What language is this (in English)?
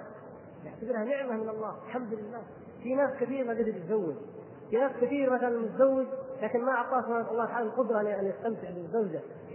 Arabic